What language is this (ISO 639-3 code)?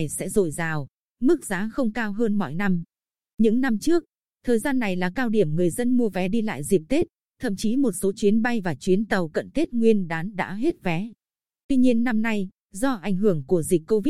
vie